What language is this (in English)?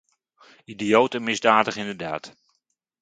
Dutch